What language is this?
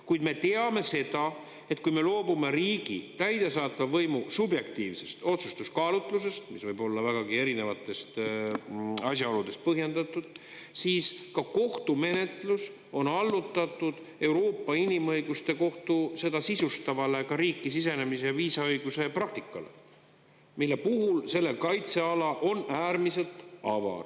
Estonian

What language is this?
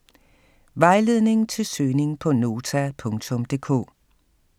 Danish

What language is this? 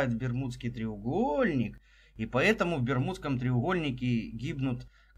Russian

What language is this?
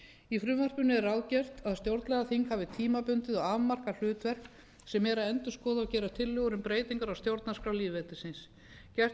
Icelandic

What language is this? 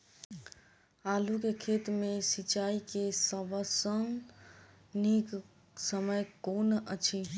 Maithili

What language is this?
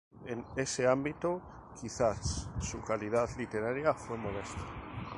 Spanish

